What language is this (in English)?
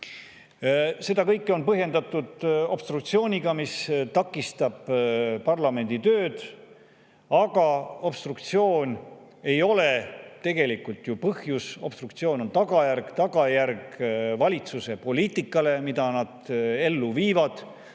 Estonian